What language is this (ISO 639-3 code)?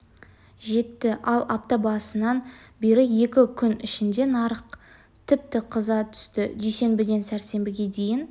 kaz